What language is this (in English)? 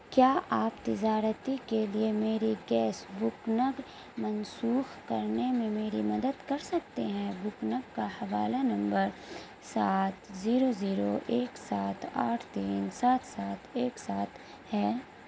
Urdu